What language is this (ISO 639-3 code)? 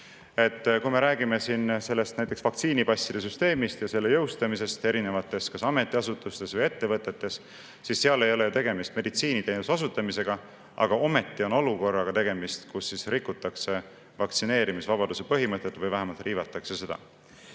est